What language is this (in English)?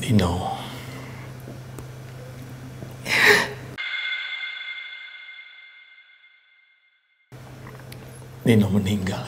Indonesian